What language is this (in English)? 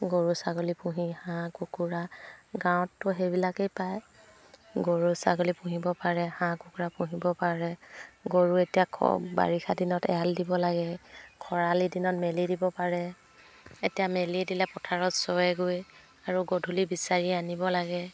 Assamese